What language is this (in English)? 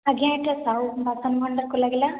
Odia